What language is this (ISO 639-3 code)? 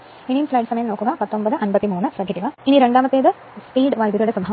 mal